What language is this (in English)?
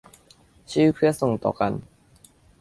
Thai